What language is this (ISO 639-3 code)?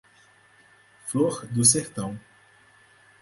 por